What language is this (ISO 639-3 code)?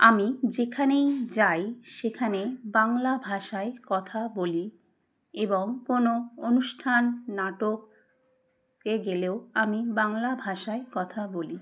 ben